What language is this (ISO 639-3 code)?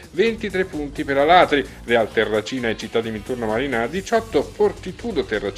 ita